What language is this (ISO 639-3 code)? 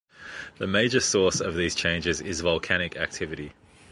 eng